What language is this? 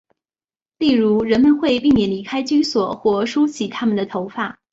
Chinese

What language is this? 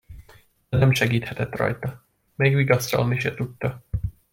Hungarian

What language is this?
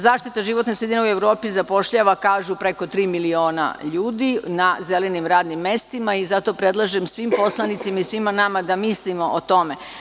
Serbian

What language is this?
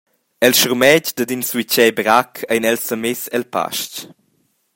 Romansh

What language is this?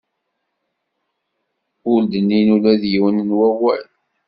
Kabyle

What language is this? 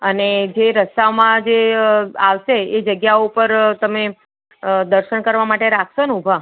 Gujarati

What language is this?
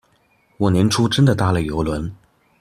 Chinese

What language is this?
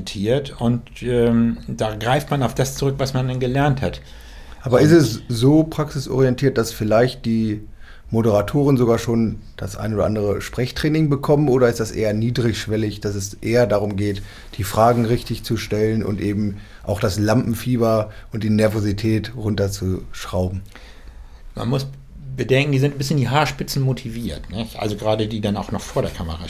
German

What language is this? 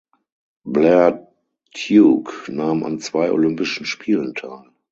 German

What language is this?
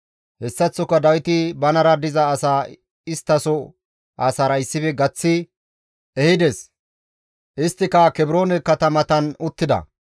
Gamo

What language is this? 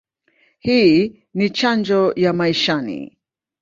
Swahili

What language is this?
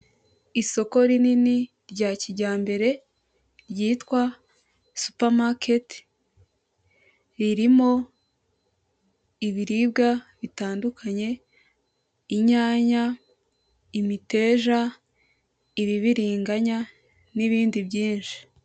Kinyarwanda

